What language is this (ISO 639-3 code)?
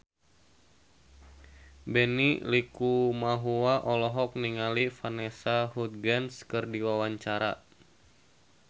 sun